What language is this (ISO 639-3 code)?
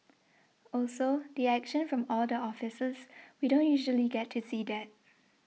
eng